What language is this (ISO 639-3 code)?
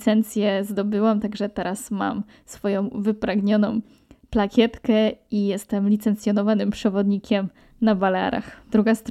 pol